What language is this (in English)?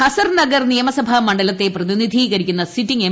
Malayalam